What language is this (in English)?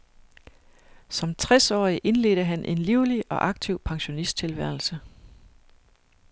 Danish